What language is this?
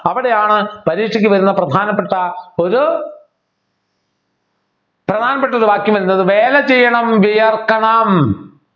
Malayalam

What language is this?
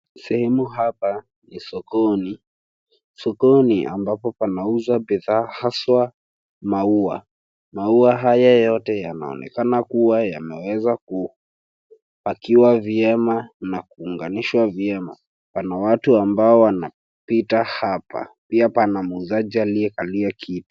Swahili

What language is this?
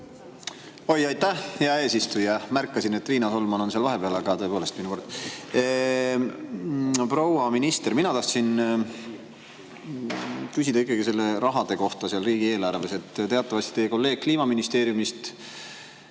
Estonian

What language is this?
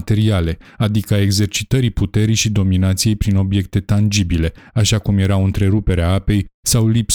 Romanian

